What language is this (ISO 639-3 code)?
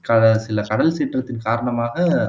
tam